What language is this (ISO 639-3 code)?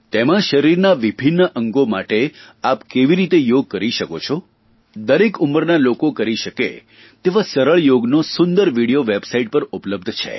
guj